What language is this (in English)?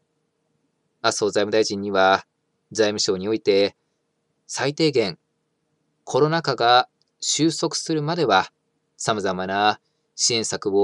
Japanese